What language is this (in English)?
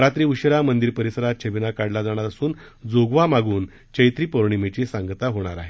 Marathi